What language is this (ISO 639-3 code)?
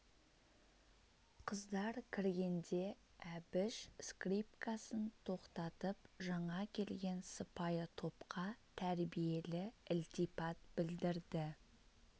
kaz